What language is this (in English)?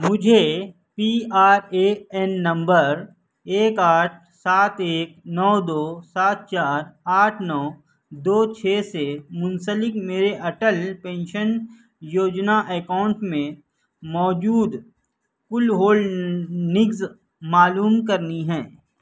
Urdu